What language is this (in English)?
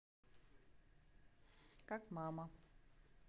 Russian